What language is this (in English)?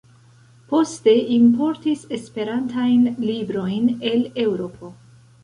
Esperanto